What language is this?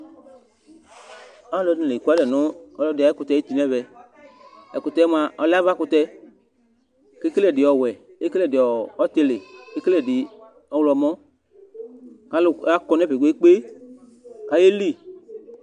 Ikposo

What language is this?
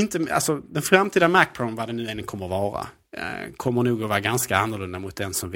Swedish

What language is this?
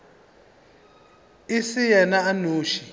Northern Sotho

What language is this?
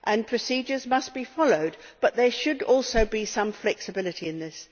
English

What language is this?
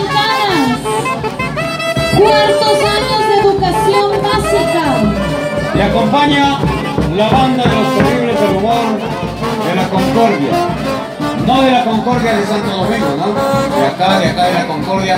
Spanish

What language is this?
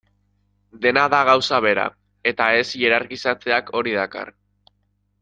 Basque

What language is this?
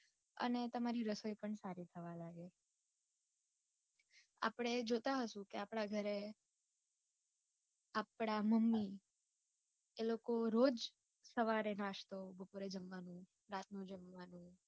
Gujarati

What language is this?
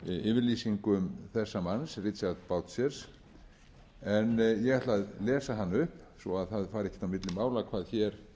Icelandic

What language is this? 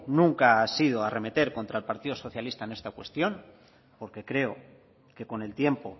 Spanish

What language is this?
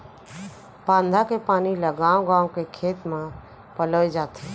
Chhattisgarhi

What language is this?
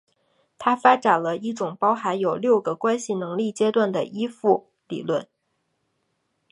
Chinese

